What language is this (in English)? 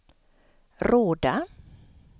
Swedish